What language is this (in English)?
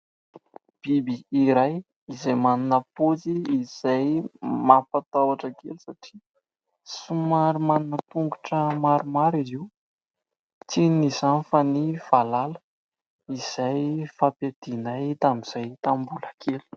Malagasy